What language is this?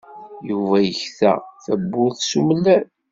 Kabyle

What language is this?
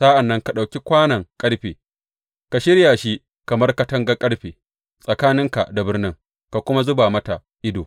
Hausa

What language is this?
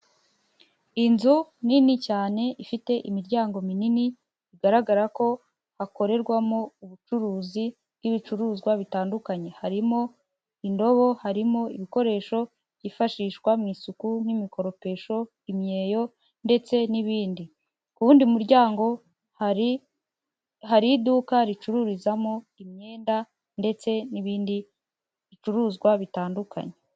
Kinyarwanda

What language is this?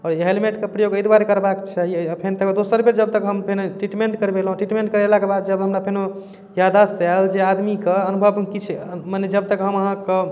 Maithili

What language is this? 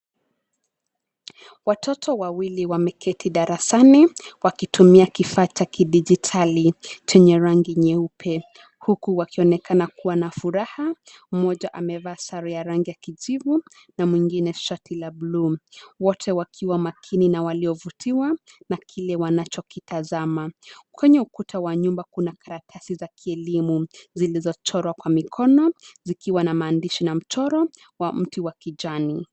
Swahili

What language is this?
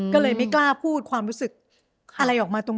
Thai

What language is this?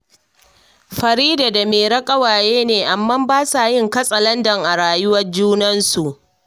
Hausa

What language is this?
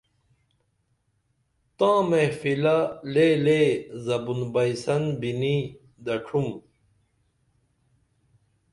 Dameli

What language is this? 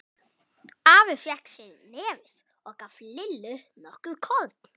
Icelandic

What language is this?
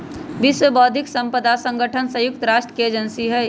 Magahi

